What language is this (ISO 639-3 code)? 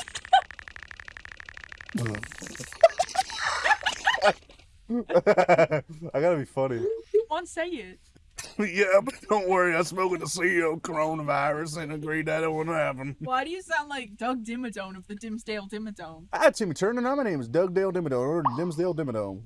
eng